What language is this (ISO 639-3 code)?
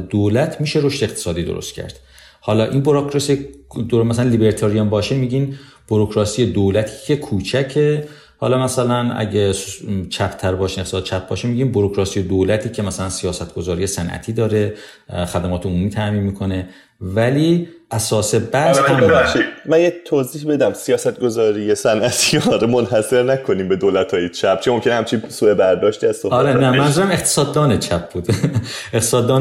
fas